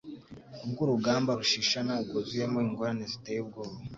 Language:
Kinyarwanda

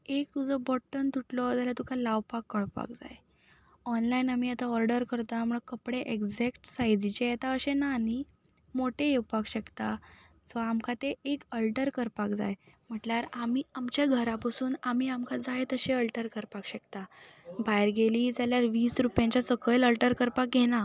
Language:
Konkani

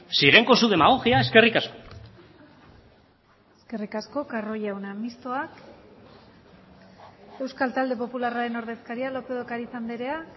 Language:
Basque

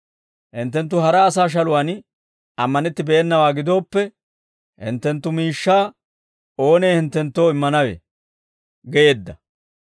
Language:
Dawro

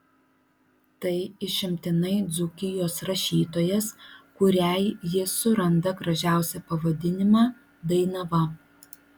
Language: Lithuanian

